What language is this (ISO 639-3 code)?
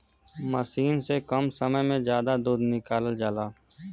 bho